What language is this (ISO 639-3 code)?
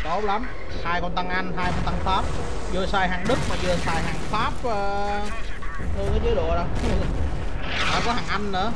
vie